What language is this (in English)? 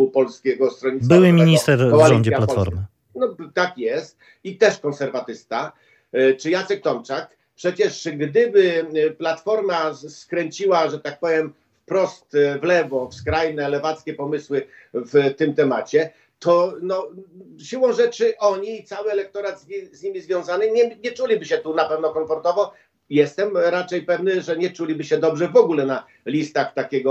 Polish